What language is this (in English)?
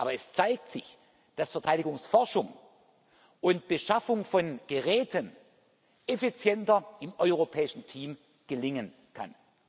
German